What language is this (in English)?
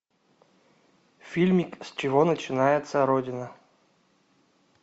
Russian